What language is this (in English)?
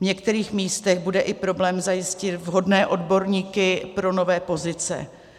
Czech